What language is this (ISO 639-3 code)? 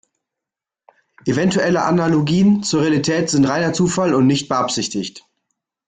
deu